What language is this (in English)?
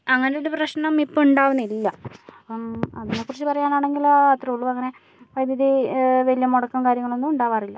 Malayalam